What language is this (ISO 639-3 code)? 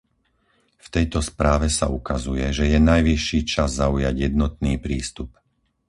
slk